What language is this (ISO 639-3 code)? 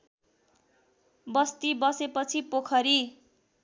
nep